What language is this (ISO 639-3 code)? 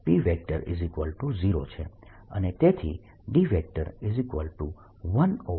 guj